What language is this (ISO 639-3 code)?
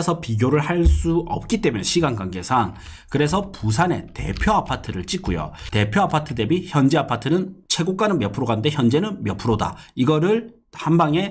kor